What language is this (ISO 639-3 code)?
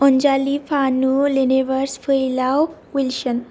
brx